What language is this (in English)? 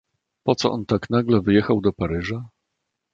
Polish